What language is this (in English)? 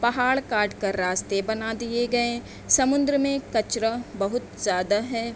Urdu